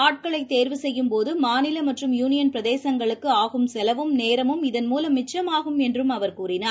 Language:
Tamil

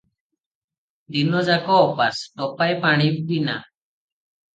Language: Odia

